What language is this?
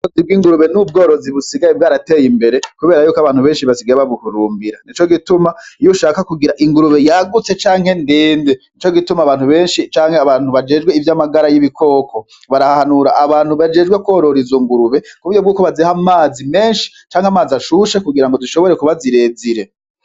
Rundi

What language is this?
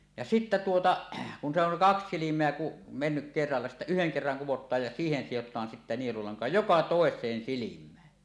Finnish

